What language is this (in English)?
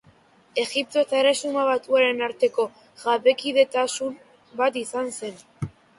Basque